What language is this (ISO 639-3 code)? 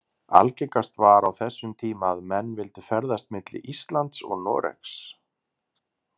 isl